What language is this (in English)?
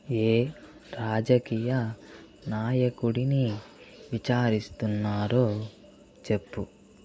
Telugu